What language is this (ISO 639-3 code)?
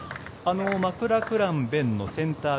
jpn